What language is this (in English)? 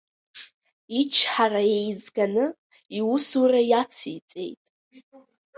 Abkhazian